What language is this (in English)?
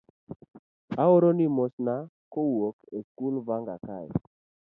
Luo (Kenya and Tanzania)